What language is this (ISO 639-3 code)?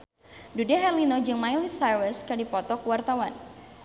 sun